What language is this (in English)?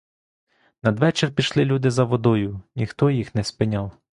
Ukrainian